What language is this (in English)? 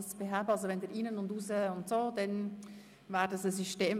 Swiss German